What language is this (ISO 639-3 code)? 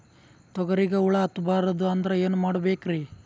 kan